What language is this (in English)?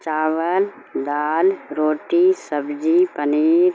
Urdu